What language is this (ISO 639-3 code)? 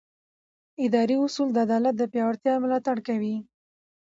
pus